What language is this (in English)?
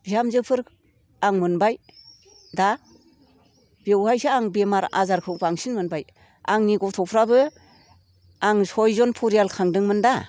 Bodo